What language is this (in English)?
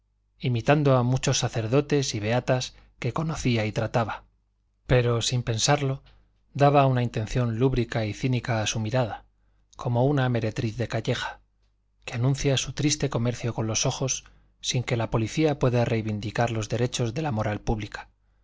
Spanish